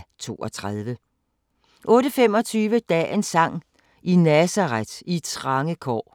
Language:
Danish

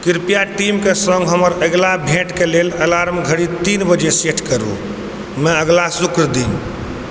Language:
Maithili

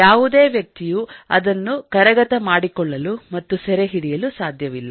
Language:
Kannada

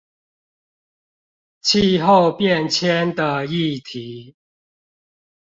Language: Chinese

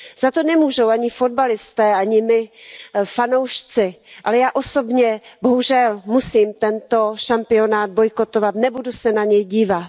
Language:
Czech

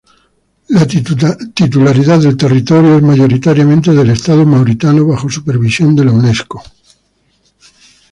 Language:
Spanish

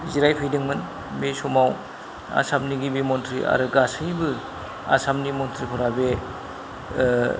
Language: Bodo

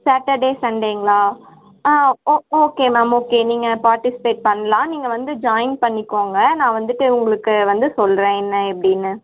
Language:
Tamil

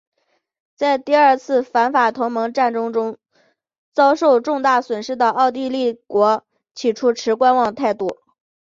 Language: Chinese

